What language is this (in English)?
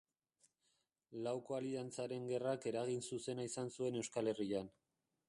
Basque